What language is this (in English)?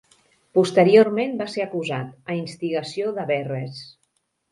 Catalan